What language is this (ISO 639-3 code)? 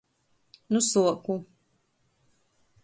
ltg